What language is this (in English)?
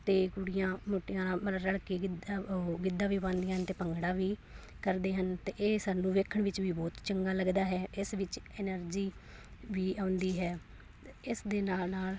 Punjabi